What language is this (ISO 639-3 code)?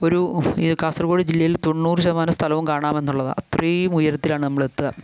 mal